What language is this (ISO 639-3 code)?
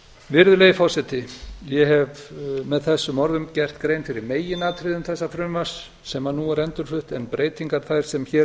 isl